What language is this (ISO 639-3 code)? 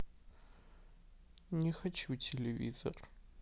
rus